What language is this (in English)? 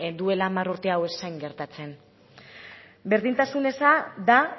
Basque